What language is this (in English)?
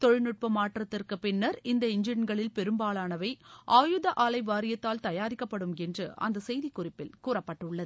Tamil